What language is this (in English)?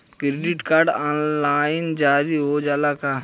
Bhojpuri